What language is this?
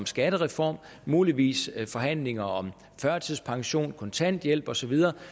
Danish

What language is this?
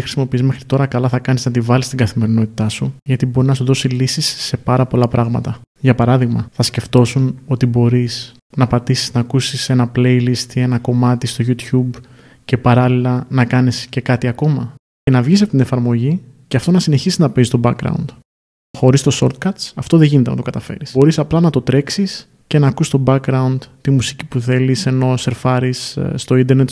Greek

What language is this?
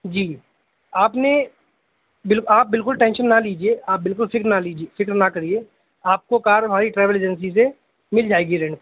Urdu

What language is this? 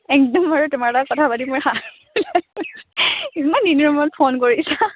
Assamese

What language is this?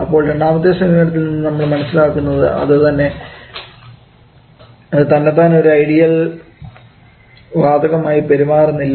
Malayalam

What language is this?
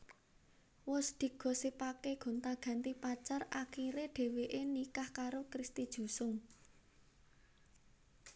Javanese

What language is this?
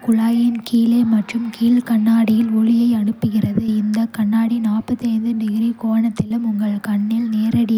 Kota (India)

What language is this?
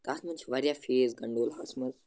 Kashmiri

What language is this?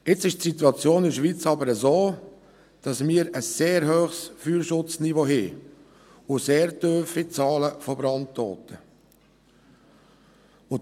Swiss German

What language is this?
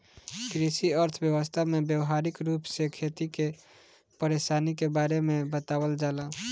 Bhojpuri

